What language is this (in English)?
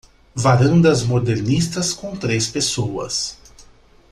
Portuguese